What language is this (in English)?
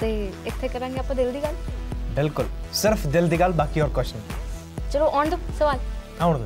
Punjabi